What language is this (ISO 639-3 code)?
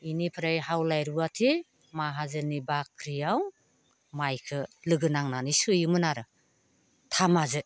brx